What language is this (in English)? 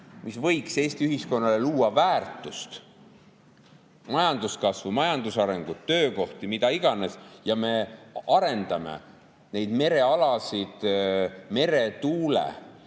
Estonian